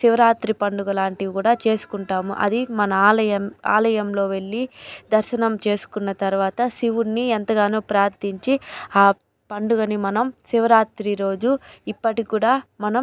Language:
Telugu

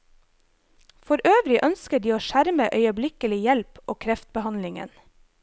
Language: Norwegian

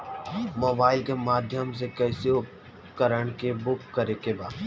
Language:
Bhojpuri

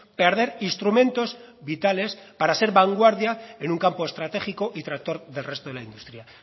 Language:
Spanish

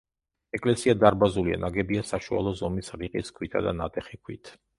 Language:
Georgian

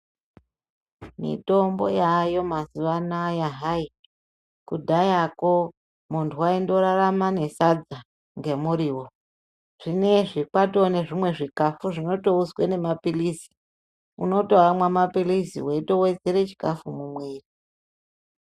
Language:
Ndau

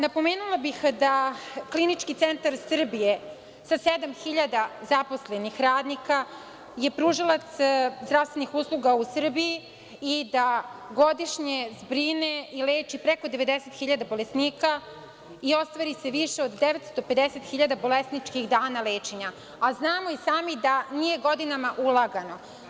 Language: Serbian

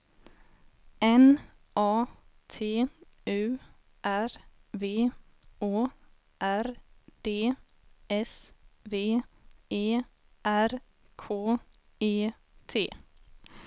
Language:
Swedish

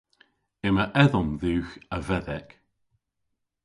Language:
Cornish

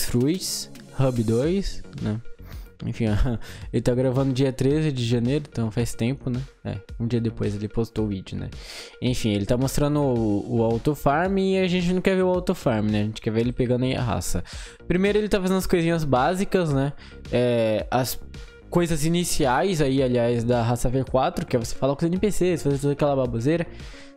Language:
Portuguese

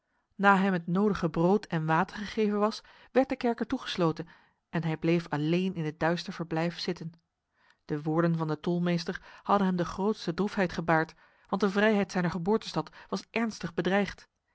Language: Dutch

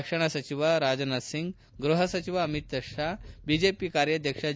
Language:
Kannada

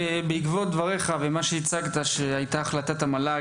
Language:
Hebrew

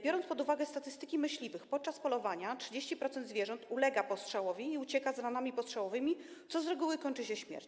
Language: Polish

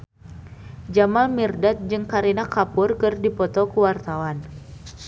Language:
Sundanese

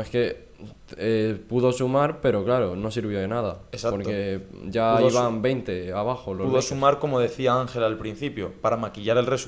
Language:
Spanish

